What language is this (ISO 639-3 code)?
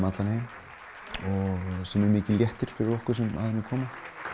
isl